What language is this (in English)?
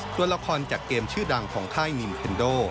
Thai